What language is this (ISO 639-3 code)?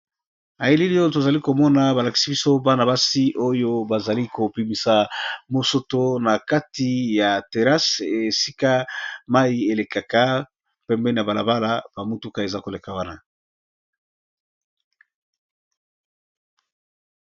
lin